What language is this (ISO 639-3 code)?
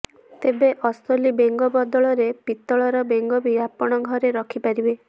ori